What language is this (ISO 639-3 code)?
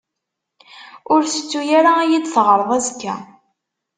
kab